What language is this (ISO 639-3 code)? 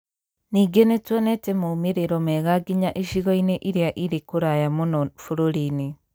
kik